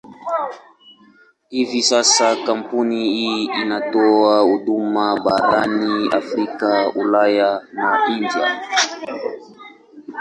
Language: Swahili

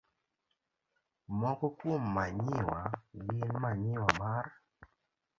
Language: Luo (Kenya and Tanzania)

